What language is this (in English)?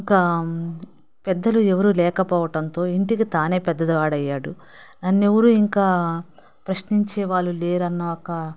Telugu